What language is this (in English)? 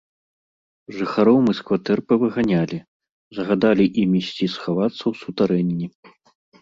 Belarusian